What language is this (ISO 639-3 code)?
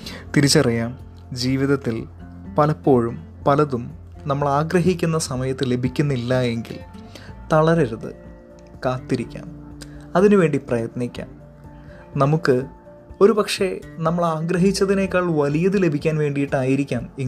mal